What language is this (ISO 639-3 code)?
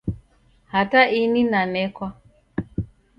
dav